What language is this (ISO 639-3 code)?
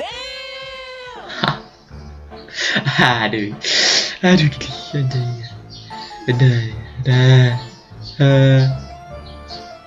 ind